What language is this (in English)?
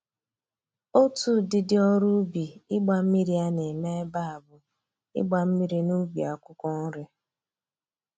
Igbo